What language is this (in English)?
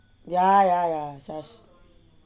English